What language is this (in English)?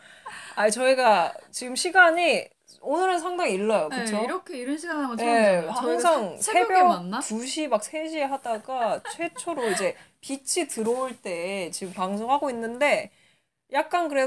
Korean